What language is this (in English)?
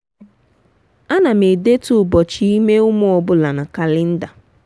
Igbo